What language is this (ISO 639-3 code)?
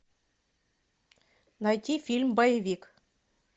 rus